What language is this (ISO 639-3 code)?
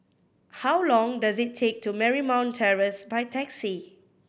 eng